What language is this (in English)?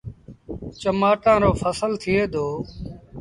Sindhi Bhil